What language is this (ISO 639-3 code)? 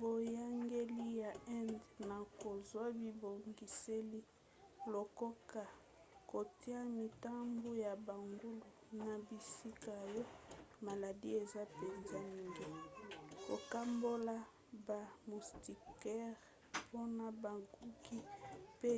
lin